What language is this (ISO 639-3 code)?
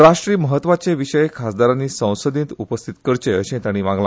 kok